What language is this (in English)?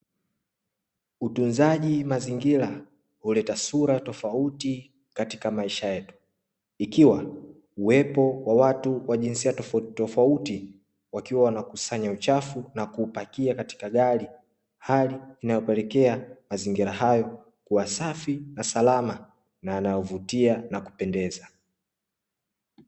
Swahili